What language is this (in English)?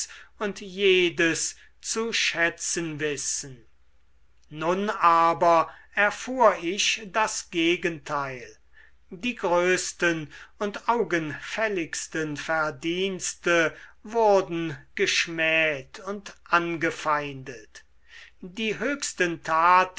German